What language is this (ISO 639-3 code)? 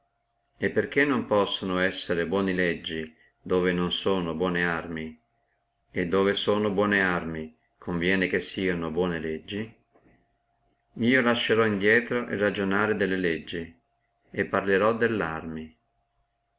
ita